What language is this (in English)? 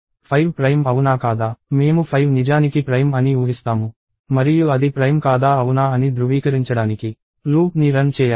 Telugu